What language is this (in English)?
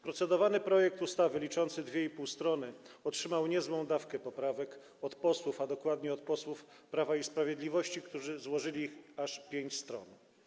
Polish